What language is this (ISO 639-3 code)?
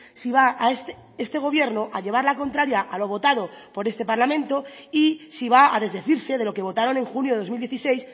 spa